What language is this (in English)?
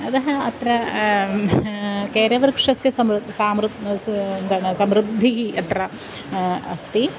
Sanskrit